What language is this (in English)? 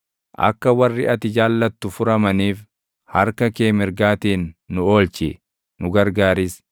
Oromo